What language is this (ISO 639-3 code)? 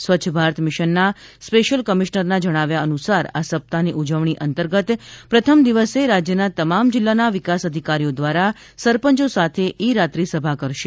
guj